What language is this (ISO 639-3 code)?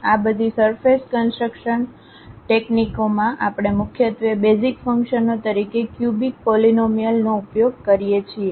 guj